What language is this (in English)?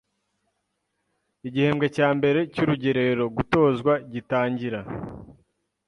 Kinyarwanda